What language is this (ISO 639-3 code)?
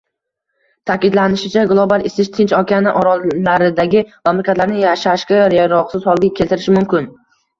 uzb